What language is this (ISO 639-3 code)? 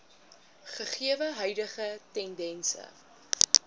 afr